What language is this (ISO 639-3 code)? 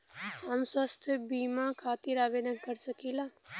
bho